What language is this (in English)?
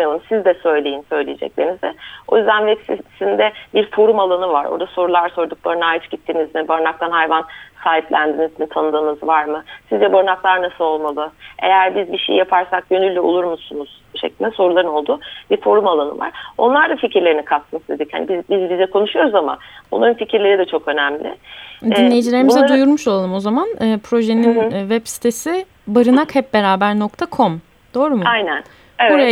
Turkish